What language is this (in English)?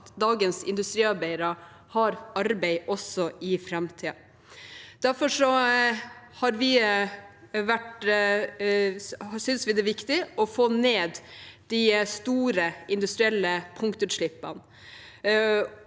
Norwegian